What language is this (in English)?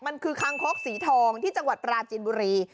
Thai